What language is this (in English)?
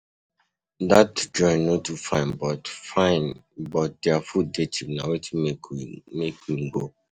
Nigerian Pidgin